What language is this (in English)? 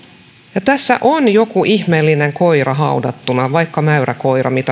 Finnish